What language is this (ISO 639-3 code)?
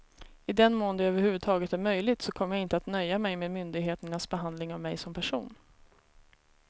swe